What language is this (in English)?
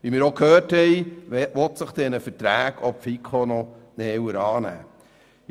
Swiss German